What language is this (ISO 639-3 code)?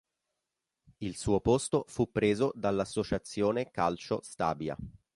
ita